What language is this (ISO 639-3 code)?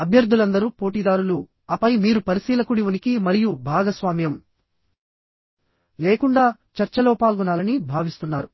tel